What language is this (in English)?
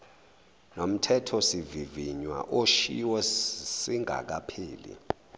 Zulu